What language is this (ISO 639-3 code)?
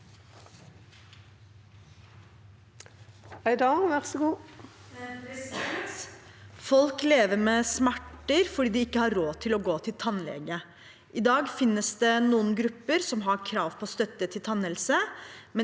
nor